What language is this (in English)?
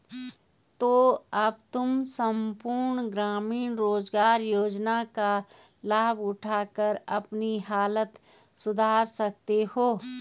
Hindi